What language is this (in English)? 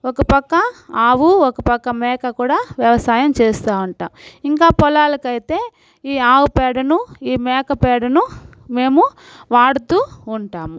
Telugu